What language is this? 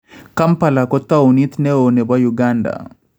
Kalenjin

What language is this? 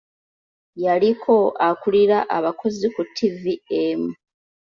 Ganda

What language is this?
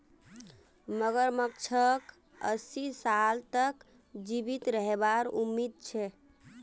Magahi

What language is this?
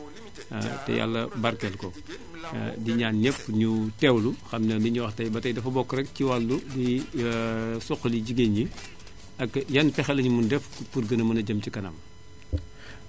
Wolof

